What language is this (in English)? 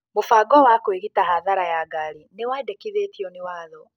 Kikuyu